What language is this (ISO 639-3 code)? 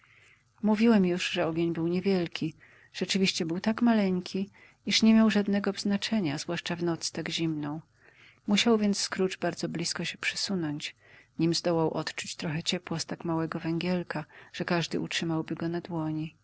pol